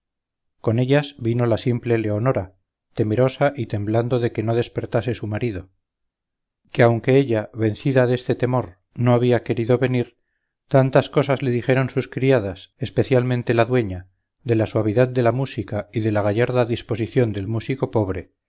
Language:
Spanish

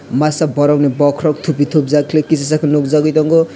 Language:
Kok Borok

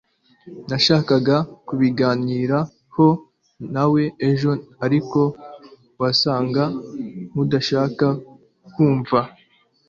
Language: Kinyarwanda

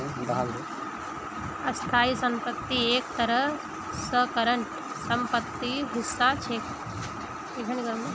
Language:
Magahi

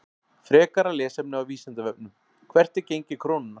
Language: Icelandic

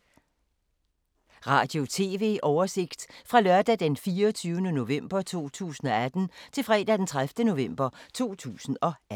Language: Danish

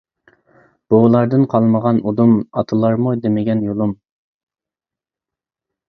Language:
Uyghur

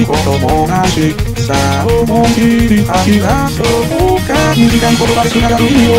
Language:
Romanian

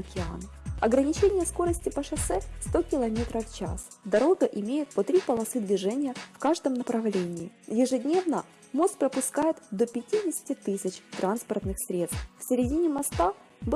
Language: Russian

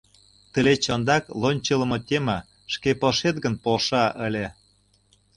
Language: Mari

